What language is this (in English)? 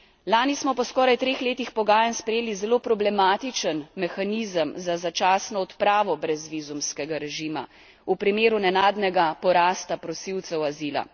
Slovenian